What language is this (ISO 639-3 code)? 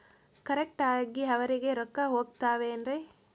kan